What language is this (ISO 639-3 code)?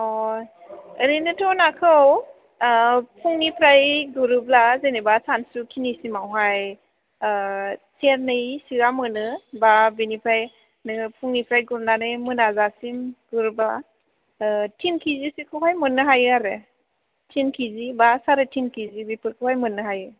brx